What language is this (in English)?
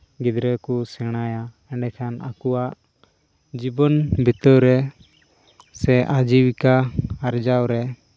Santali